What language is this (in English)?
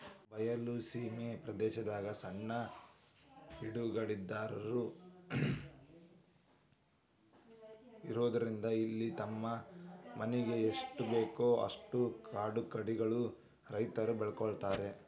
Kannada